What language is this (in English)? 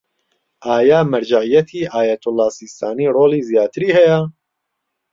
Central Kurdish